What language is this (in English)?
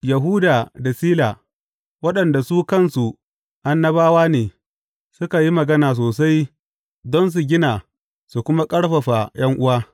Hausa